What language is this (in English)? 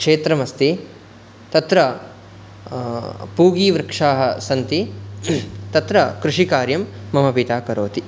Sanskrit